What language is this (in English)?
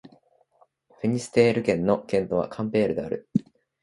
Japanese